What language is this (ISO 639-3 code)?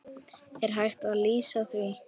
isl